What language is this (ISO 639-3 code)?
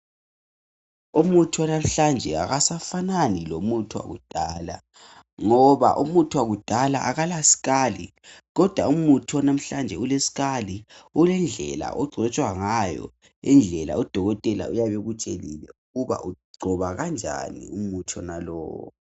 nde